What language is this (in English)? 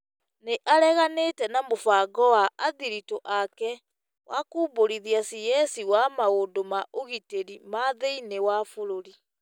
Kikuyu